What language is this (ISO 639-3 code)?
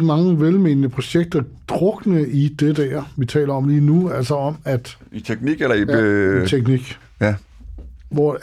dan